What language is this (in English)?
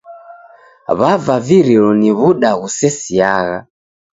Taita